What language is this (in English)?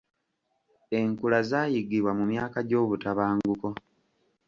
Ganda